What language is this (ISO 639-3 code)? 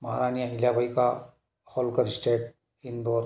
hin